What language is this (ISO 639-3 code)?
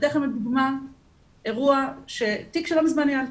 heb